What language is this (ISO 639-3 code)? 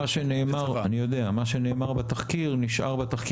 heb